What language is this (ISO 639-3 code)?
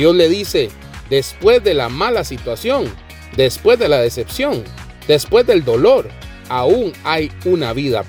spa